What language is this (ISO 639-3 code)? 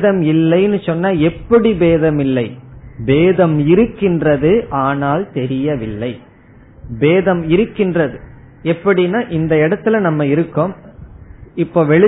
tam